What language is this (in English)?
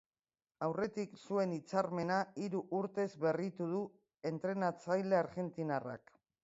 Basque